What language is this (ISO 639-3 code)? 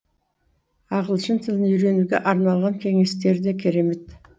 kaz